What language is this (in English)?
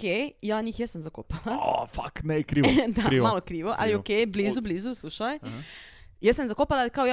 Croatian